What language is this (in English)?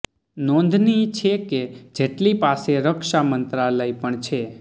Gujarati